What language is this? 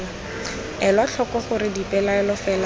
Tswana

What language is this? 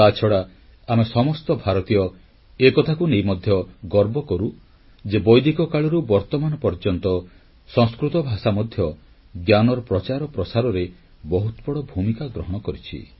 Odia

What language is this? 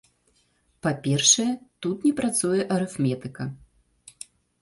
Belarusian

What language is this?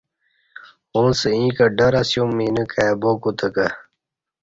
Kati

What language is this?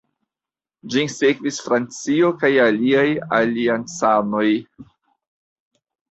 Esperanto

